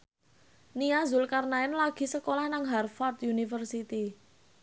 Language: Javanese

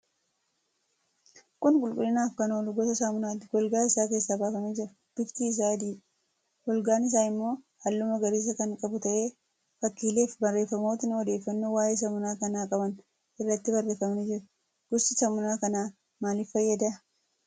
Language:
Oromo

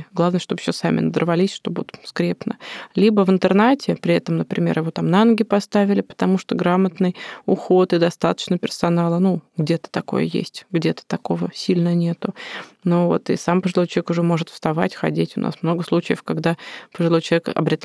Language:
Russian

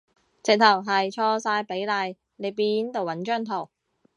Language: Cantonese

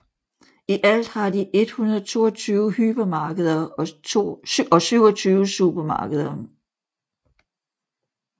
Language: Danish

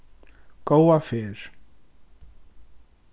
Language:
Faroese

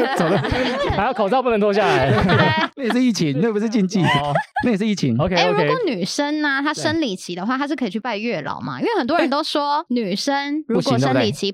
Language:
Chinese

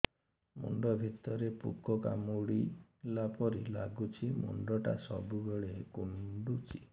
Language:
Odia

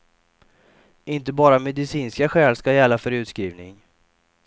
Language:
Swedish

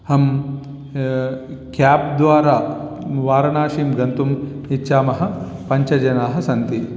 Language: Sanskrit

